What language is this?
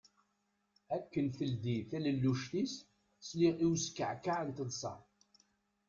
Kabyle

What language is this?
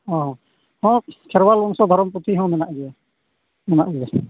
Santali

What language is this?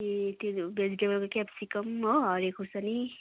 Nepali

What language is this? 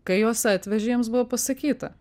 Lithuanian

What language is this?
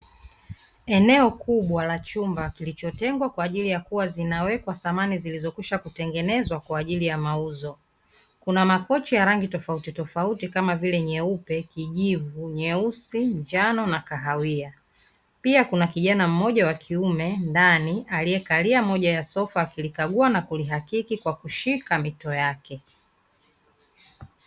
Swahili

